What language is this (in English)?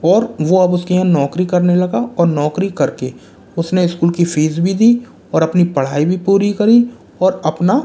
Hindi